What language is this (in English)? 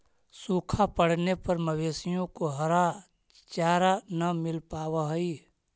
Magahi